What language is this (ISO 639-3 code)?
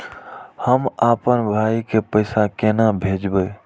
mai